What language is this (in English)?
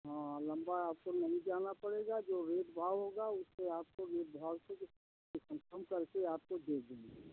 Hindi